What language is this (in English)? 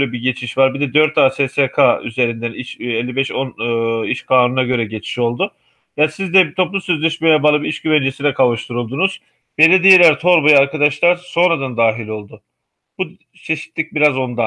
Turkish